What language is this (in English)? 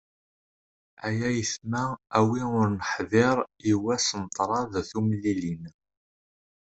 Kabyle